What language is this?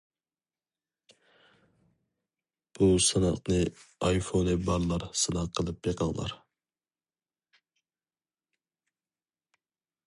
Uyghur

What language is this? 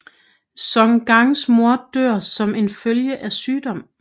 Danish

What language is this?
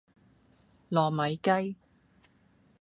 Cantonese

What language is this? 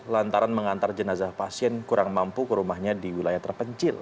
Indonesian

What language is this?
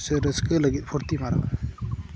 Santali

